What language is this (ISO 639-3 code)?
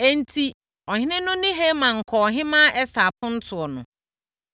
aka